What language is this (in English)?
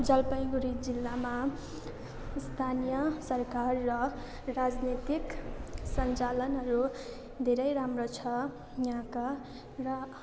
Nepali